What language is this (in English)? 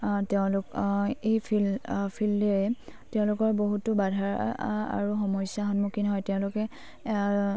Assamese